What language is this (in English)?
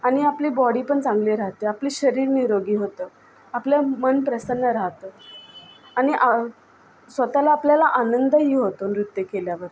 Marathi